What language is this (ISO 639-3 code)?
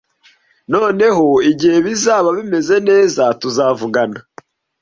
kin